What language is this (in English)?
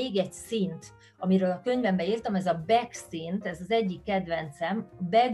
Hungarian